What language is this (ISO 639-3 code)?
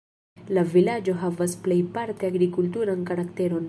epo